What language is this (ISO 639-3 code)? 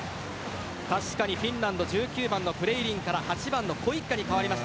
jpn